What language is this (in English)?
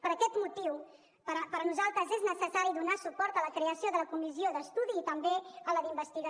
Catalan